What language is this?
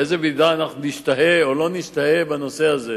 Hebrew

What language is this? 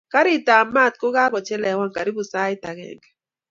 Kalenjin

